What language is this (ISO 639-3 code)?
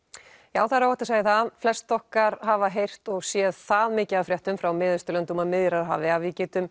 isl